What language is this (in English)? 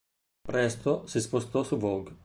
Italian